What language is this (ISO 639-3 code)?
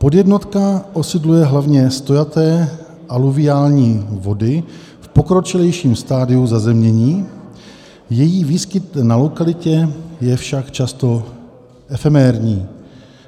ces